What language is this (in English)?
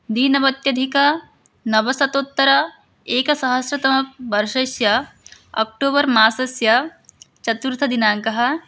Sanskrit